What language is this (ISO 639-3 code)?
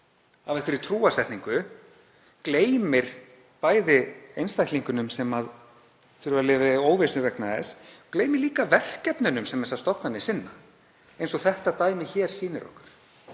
isl